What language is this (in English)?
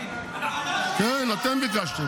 Hebrew